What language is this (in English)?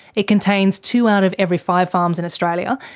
English